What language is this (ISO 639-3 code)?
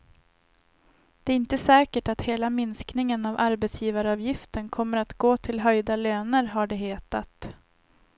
swe